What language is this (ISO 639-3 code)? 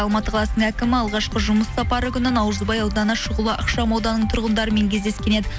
kaz